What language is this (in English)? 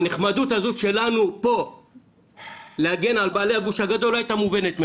Hebrew